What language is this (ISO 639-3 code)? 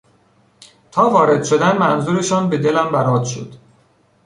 fas